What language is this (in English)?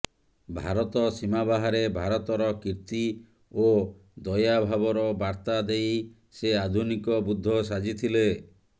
Odia